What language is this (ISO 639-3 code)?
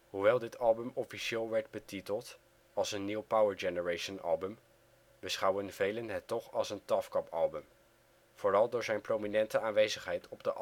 nld